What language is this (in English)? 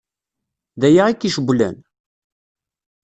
Kabyle